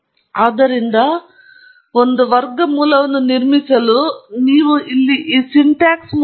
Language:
Kannada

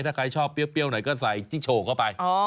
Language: Thai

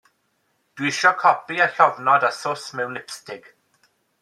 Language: Welsh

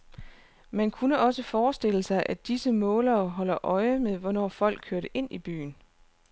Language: Danish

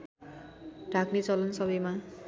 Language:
Nepali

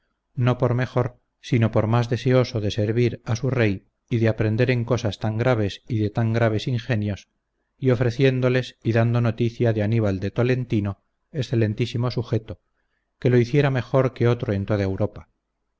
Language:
Spanish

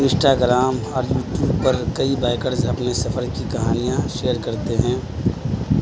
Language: Urdu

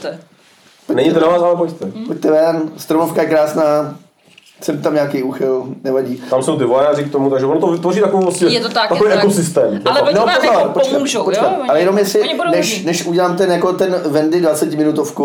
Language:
Czech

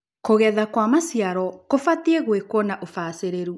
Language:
Kikuyu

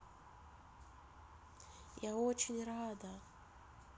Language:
Russian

